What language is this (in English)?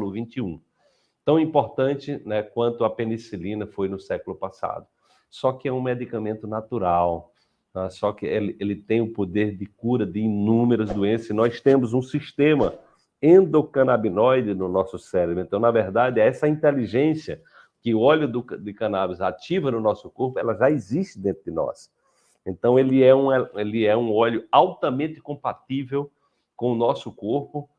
Portuguese